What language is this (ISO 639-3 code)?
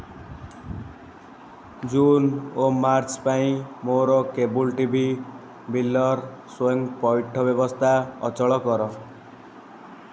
ori